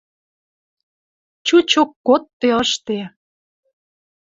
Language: Western Mari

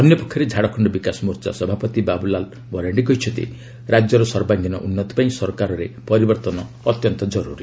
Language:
Odia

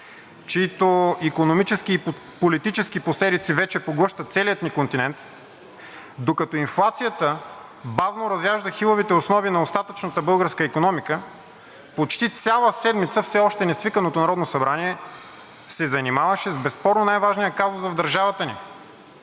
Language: Bulgarian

